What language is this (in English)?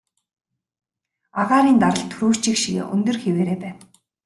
Mongolian